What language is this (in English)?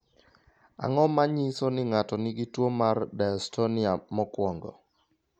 Luo (Kenya and Tanzania)